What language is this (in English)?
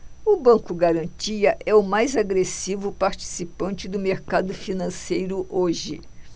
Portuguese